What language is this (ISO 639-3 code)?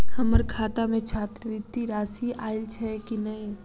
mai